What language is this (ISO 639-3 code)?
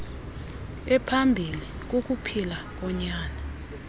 xho